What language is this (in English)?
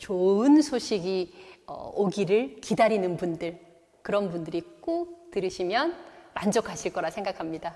Korean